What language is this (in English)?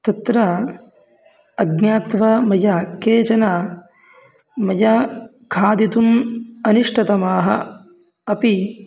Sanskrit